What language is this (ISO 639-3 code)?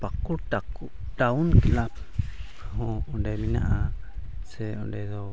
sat